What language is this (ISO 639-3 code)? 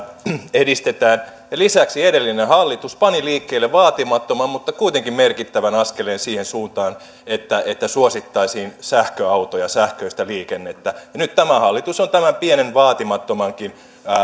fin